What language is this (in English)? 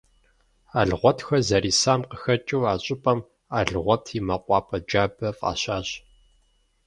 Kabardian